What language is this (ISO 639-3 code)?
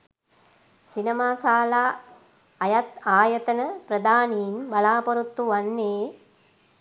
sin